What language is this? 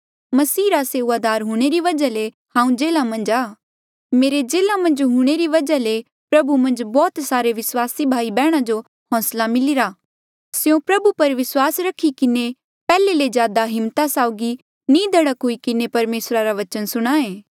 Mandeali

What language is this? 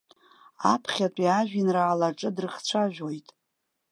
Abkhazian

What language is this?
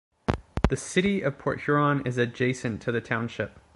English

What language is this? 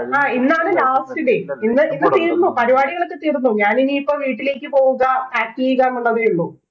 Malayalam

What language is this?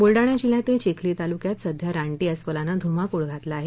Marathi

